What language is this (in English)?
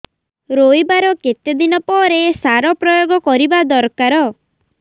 Odia